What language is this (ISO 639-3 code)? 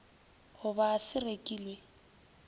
nso